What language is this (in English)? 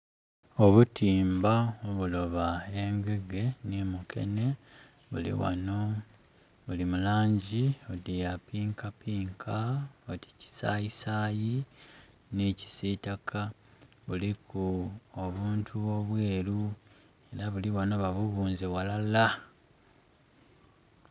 Soga